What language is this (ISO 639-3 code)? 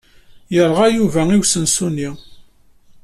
kab